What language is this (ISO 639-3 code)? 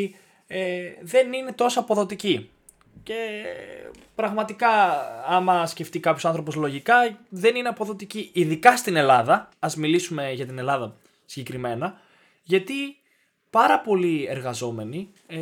ell